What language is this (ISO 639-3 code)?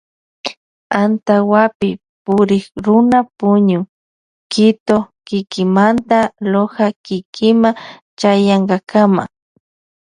qvj